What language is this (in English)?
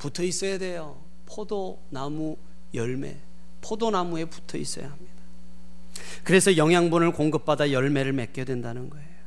Korean